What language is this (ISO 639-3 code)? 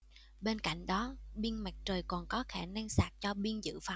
vie